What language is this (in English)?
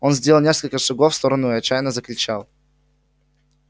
Russian